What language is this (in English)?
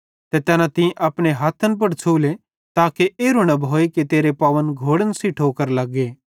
Bhadrawahi